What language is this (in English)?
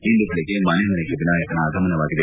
Kannada